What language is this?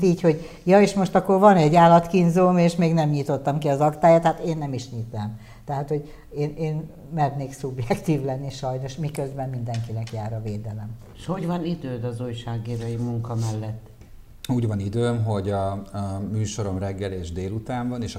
Hungarian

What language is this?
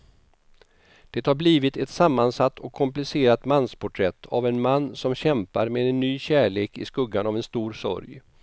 Swedish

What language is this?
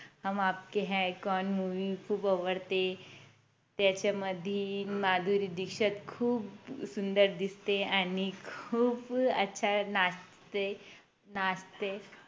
Marathi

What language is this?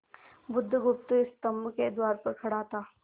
Hindi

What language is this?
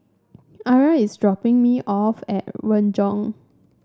English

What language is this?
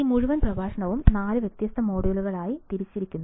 Malayalam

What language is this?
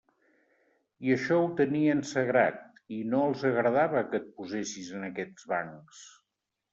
Catalan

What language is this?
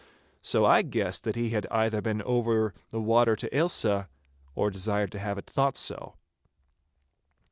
English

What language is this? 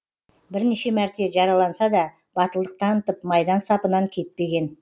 Kazakh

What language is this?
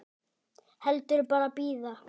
Icelandic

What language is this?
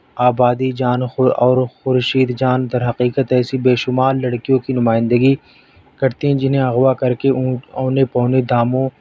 Urdu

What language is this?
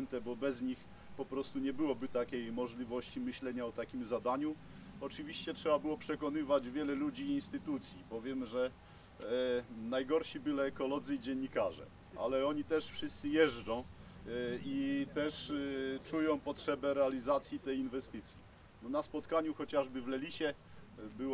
Polish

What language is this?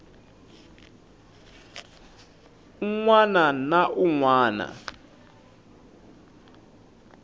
Tsonga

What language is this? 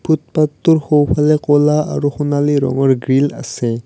Assamese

